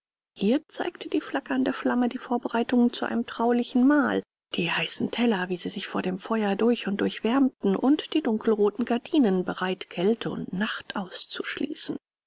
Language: German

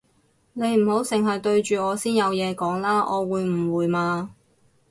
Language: Cantonese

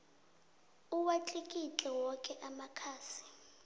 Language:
South Ndebele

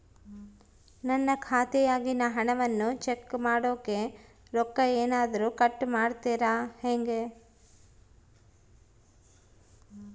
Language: Kannada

